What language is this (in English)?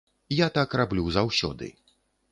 Belarusian